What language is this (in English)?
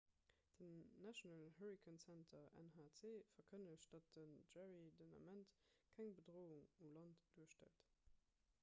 Luxembourgish